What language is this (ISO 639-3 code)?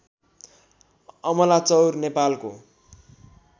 nep